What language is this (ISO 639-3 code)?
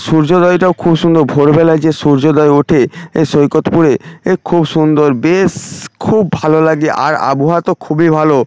ben